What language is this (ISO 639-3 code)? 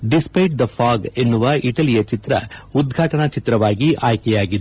kan